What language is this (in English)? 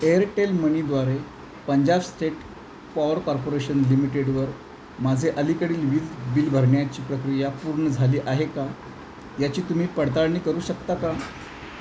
Marathi